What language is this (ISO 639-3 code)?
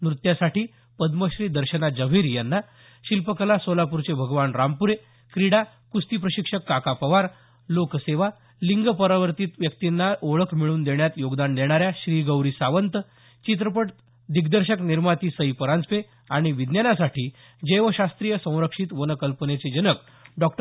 mar